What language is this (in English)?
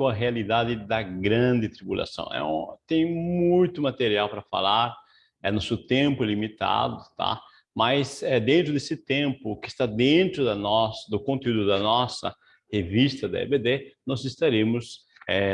Portuguese